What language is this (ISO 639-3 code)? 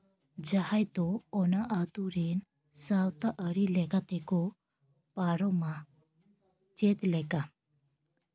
sat